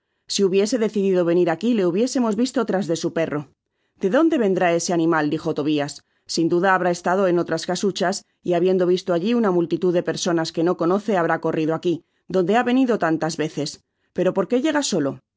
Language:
Spanish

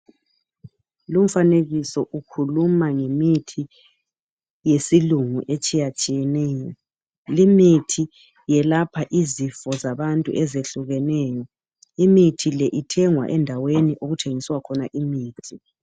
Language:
North Ndebele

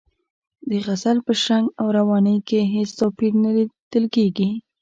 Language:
Pashto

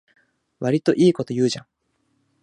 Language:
Japanese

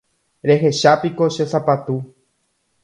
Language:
Guarani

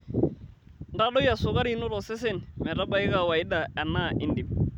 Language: Masai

